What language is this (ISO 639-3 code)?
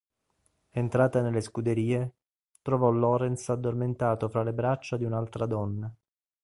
ita